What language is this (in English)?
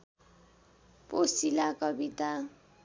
Nepali